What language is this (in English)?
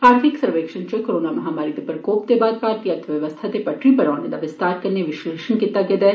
Dogri